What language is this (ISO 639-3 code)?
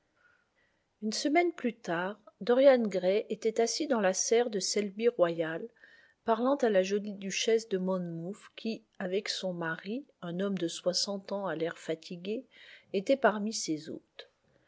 fra